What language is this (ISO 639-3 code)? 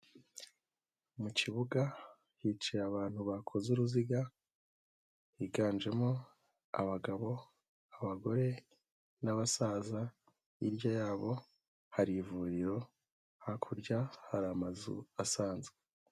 kin